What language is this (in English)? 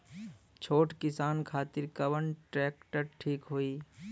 Bhojpuri